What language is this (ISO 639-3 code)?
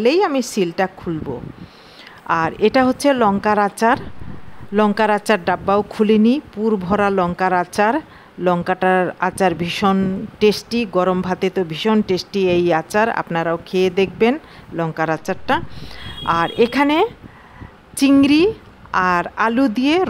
ben